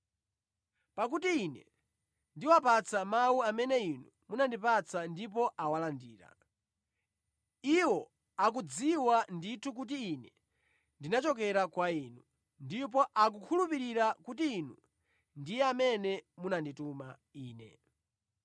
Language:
Nyanja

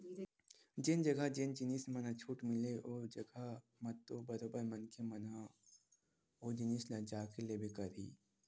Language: Chhattisgarhi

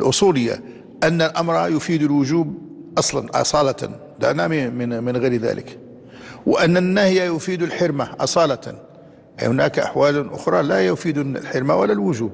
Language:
Arabic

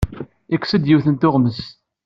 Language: Kabyle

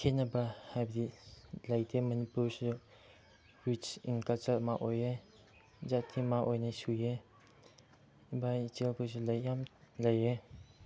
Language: Manipuri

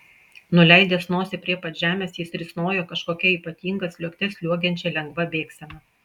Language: Lithuanian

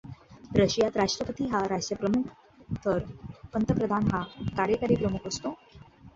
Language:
Marathi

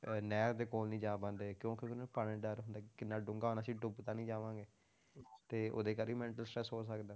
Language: Punjabi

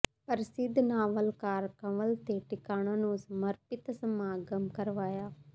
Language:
Punjabi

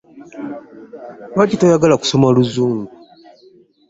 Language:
Ganda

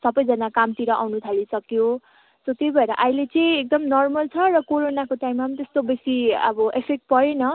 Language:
Nepali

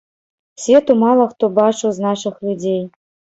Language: Belarusian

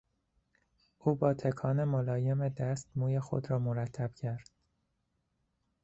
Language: Persian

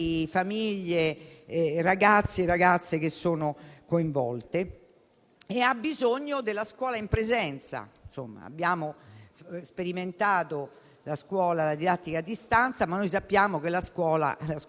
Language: Italian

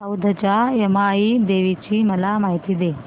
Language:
Marathi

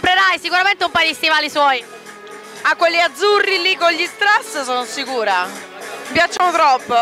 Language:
Italian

